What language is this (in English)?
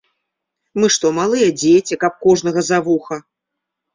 Belarusian